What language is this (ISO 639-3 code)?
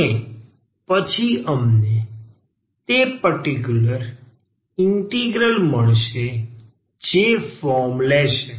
guj